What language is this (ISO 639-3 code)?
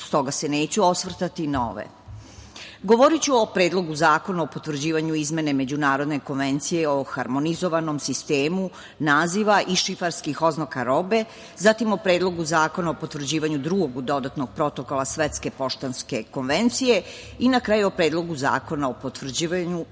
srp